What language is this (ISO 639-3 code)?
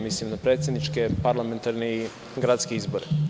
srp